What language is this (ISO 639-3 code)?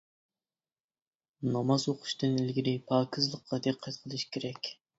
uig